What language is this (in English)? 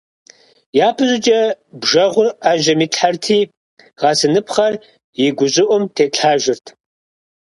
Kabardian